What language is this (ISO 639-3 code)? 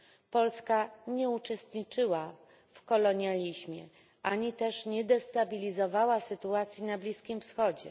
pol